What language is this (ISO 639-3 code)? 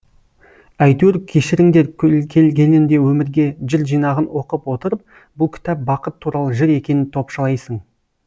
kaz